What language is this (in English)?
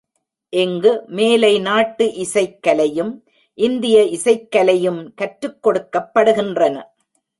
Tamil